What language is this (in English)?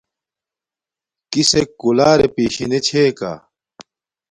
Domaaki